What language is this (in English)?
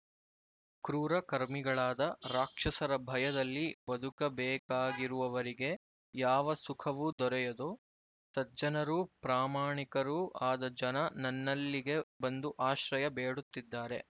Kannada